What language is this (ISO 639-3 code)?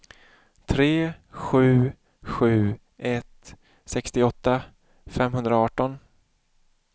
swe